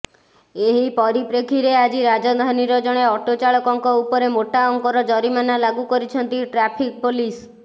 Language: Odia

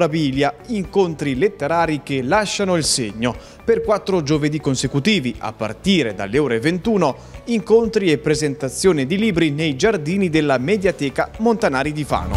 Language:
Italian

